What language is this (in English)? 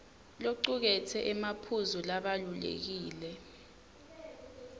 Swati